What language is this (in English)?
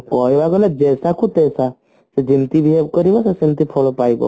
Odia